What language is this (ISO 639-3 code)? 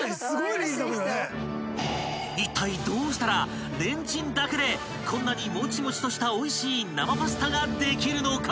jpn